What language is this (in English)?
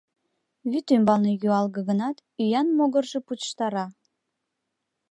Mari